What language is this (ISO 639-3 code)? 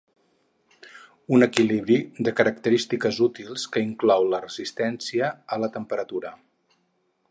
cat